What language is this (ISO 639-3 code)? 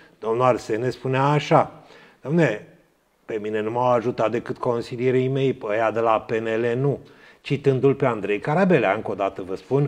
ron